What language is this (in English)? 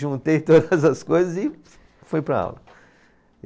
Portuguese